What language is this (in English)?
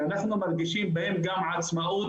Hebrew